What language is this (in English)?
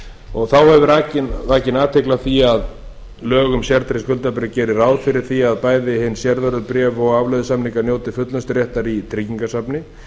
Icelandic